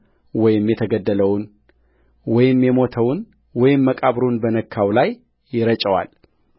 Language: Amharic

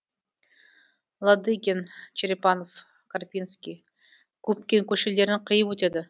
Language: Kazakh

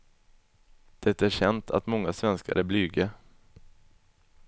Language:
Swedish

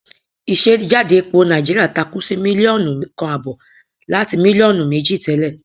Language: Yoruba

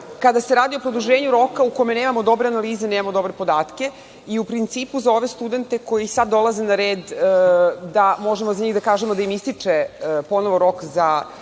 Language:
Serbian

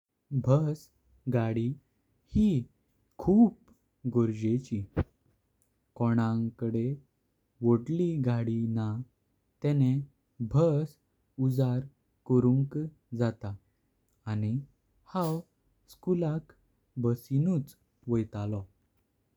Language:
Konkani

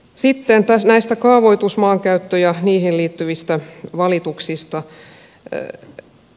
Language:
Finnish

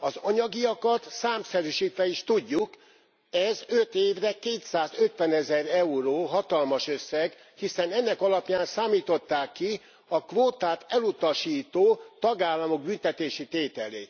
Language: Hungarian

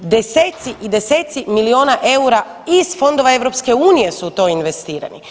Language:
Croatian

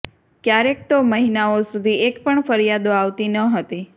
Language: Gujarati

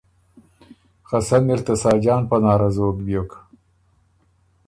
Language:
Ormuri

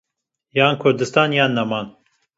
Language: Kurdish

